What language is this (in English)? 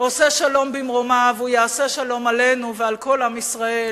Hebrew